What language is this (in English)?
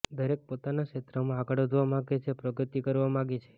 Gujarati